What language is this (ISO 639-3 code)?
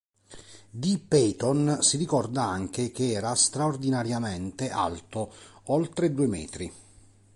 ita